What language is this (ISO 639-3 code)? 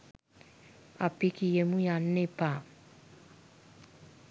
sin